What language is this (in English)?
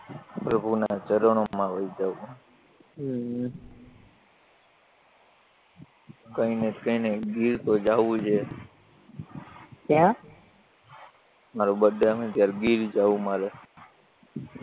Gujarati